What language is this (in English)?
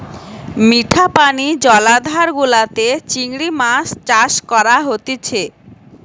Bangla